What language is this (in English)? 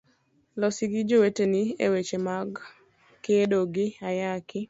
Luo (Kenya and Tanzania)